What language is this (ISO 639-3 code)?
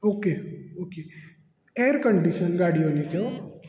kok